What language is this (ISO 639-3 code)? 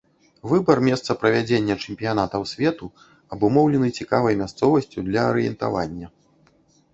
bel